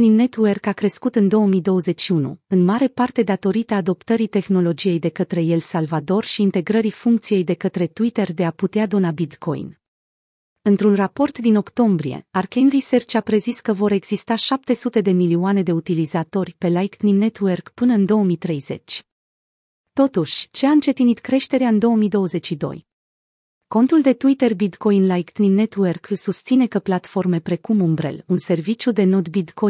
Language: Romanian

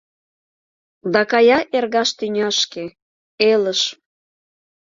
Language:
Mari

